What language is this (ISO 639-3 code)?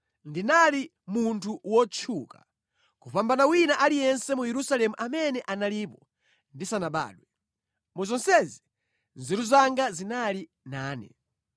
nya